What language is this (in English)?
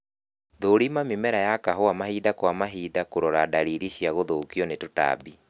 Kikuyu